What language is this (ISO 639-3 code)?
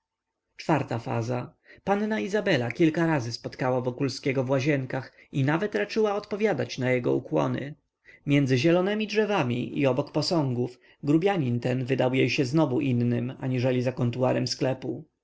pol